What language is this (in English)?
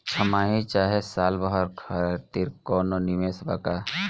Bhojpuri